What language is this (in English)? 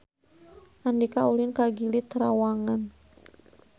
Sundanese